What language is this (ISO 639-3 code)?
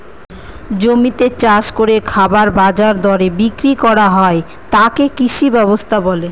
ben